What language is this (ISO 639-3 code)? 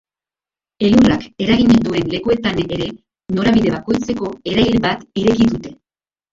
eus